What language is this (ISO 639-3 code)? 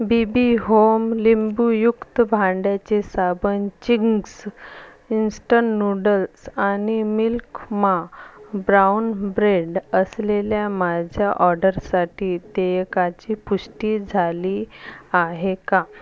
mar